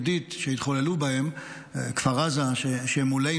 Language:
Hebrew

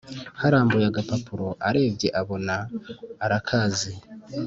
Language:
Kinyarwanda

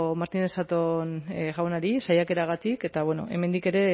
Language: Basque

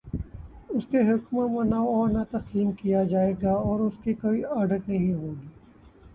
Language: Urdu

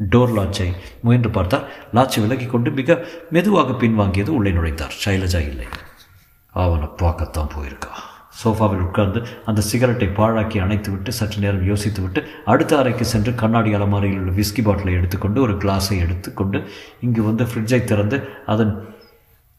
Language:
Tamil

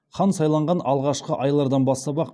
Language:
Kazakh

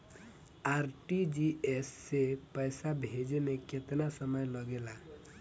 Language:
Bhojpuri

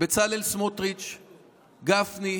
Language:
Hebrew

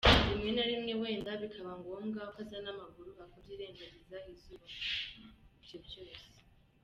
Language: Kinyarwanda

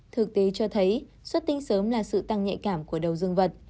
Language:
Vietnamese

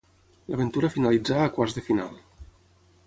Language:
Catalan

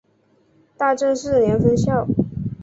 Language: Chinese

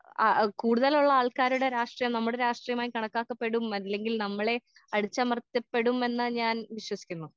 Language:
Malayalam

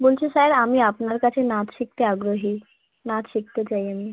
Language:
Bangla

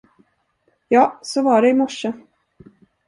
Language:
Swedish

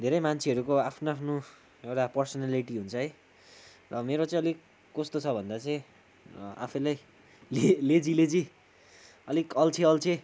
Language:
Nepali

